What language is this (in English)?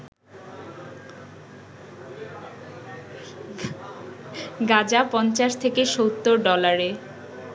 Bangla